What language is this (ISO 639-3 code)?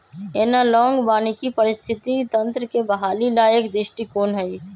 mag